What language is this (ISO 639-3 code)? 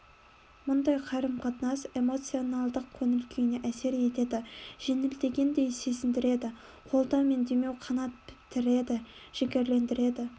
kaz